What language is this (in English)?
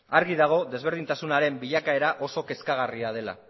Basque